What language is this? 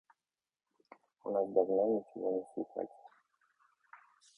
Russian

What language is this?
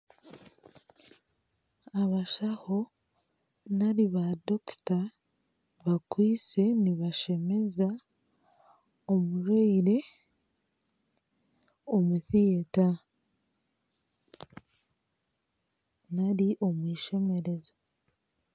Nyankole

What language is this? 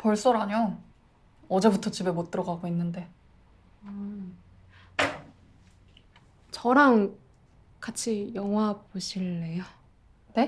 Korean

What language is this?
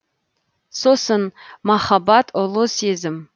Kazakh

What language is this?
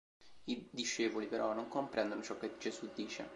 Italian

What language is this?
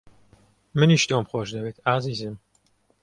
Central Kurdish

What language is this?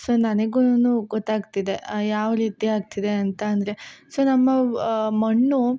Kannada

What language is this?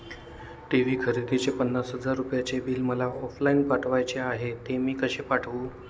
Marathi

